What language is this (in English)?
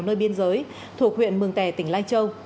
Vietnamese